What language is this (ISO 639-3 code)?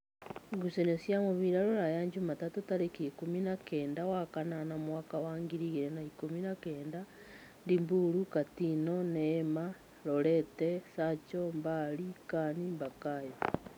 kik